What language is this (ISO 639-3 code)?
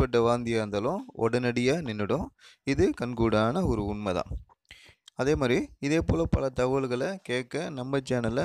spa